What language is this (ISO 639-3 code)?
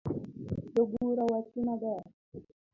luo